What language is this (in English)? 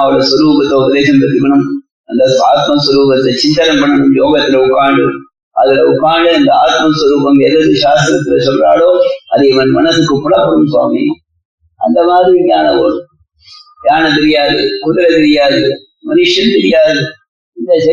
Tamil